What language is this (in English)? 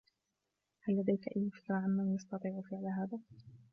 Arabic